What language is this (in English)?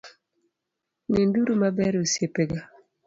Luo (Kenya and Tanzania)